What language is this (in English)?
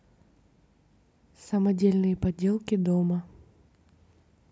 Russian